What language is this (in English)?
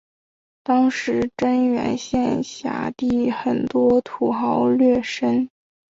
Chinese